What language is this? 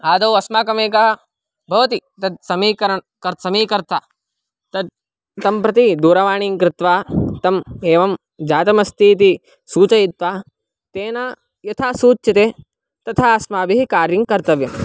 Sanskrit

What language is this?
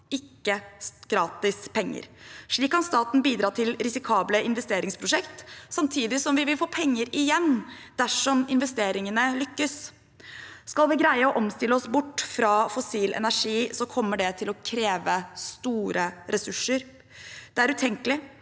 Norwegian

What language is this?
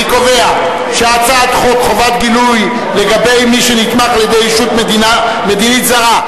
Hebrew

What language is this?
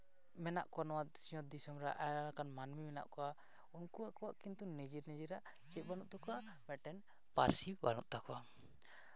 Santali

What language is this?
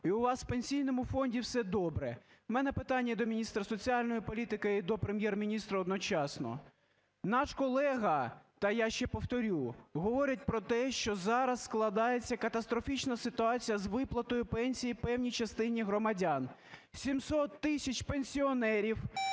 Ukrainian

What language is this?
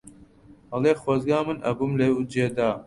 Central Kurdish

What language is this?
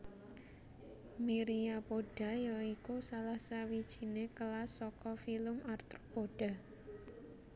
Javanese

